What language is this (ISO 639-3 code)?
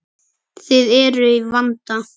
isl